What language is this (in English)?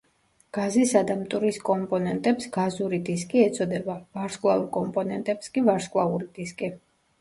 Georgian